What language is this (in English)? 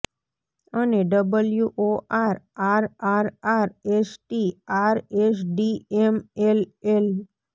Gujarati